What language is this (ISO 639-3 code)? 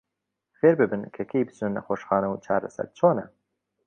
ckb